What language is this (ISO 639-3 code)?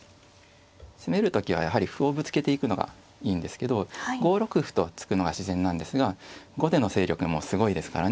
jpn